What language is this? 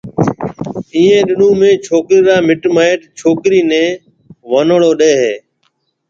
Marwari (Pakistan)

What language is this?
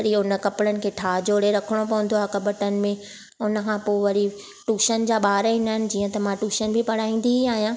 Sindhi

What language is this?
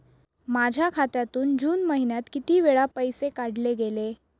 Marathi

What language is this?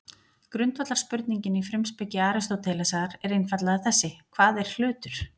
Icelandic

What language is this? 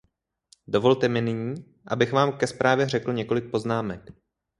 Czech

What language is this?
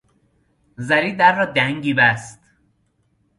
Persian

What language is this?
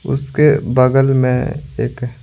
Hindi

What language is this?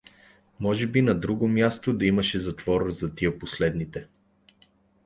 Bulgarian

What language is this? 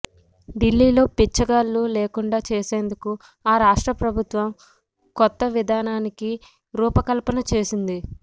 Telugu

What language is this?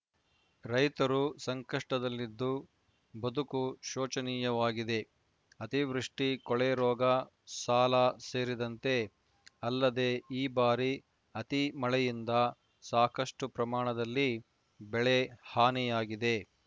Kannada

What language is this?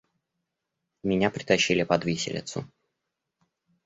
Russian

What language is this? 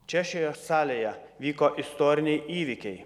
Lithuanian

